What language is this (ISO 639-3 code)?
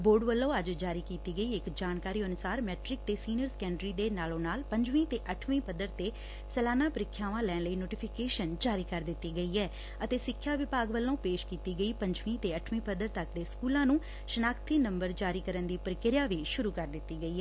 pan